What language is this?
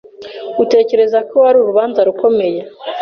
Kinyarwanda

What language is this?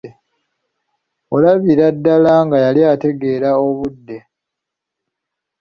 Ganda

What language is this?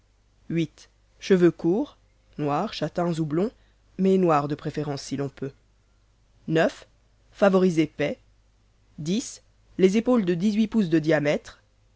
French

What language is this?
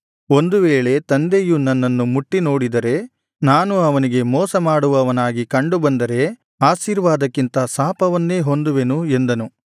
Kannada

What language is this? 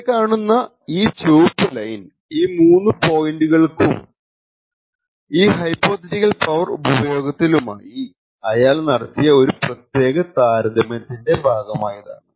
Malayalam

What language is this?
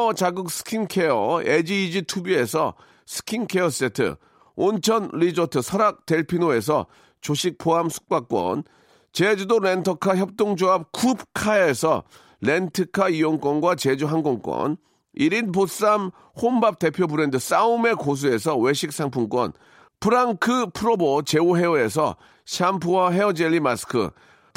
Korean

